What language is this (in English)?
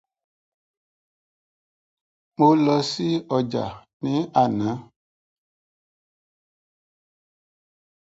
English